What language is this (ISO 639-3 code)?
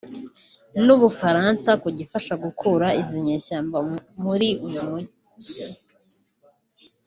kin